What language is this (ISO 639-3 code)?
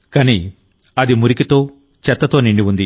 tel